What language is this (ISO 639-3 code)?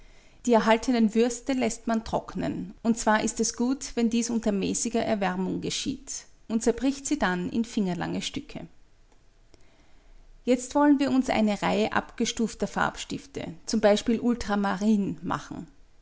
deu